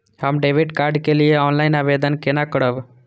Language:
Maithili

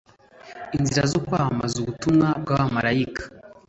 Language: Kinyarwanda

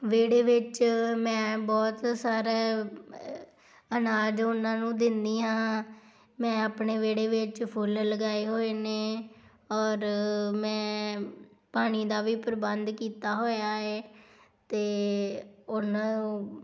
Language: Punjabi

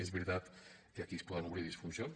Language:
Catalan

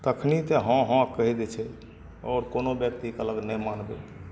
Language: Maithili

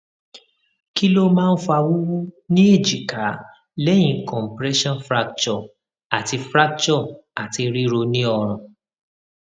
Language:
Yoruba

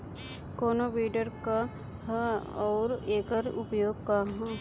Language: Bhojpuri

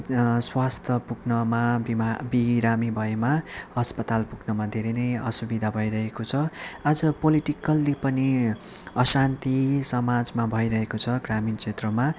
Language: Nepali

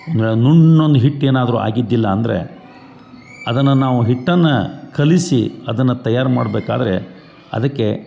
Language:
Kannada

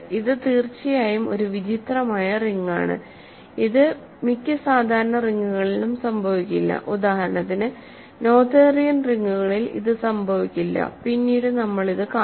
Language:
Malayalam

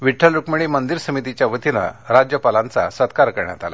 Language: Marathi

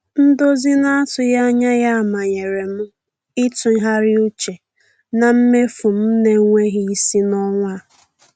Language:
Igbo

